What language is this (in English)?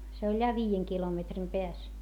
Finnish